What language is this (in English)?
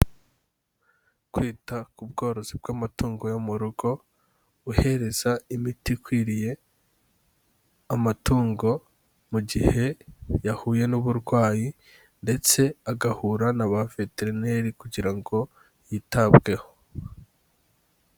Kinyarwanda